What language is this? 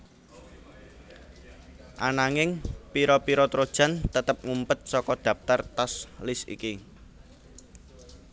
Javanese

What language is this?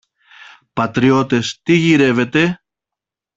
Greek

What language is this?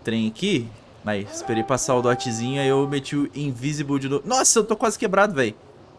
Portuguese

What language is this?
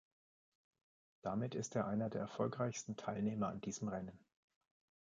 German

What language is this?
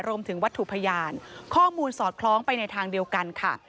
Thai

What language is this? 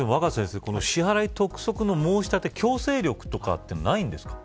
Japanese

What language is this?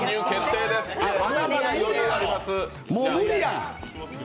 Japanese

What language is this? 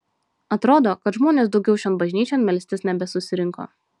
Lithuanian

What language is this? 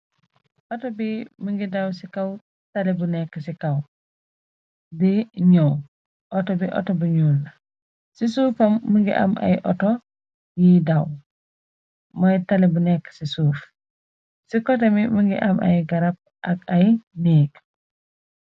Wolof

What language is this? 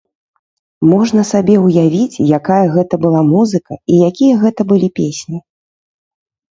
Belarusian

